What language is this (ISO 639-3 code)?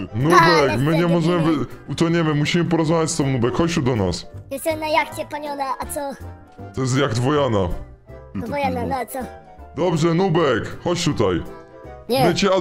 pol